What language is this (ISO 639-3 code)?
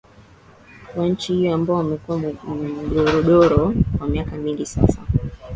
swa